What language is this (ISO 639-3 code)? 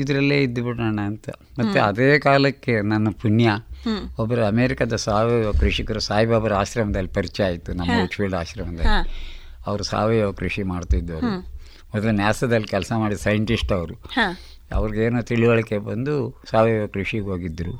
kan